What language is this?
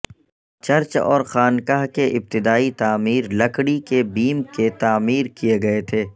Urdu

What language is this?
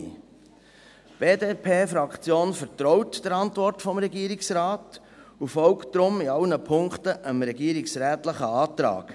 Swiss German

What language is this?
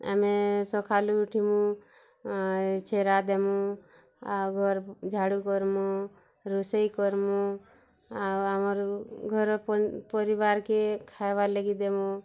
Odia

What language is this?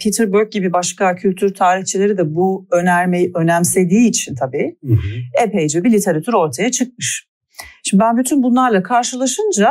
Turkish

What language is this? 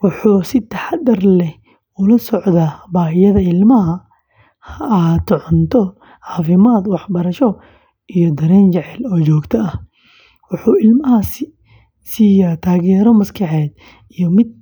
Somali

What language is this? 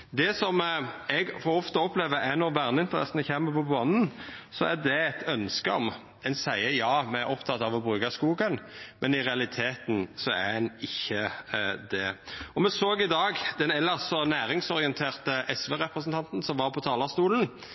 Norwegian Nynorsk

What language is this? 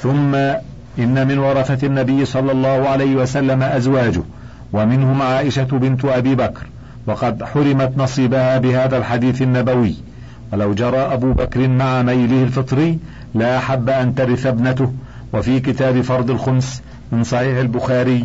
Arabic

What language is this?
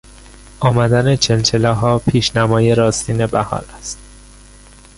Persian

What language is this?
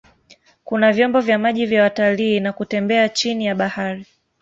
Swahili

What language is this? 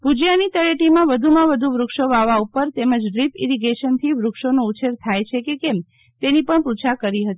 Gujarati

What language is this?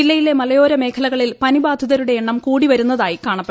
Malayalam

